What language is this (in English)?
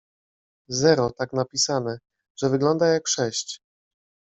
Polish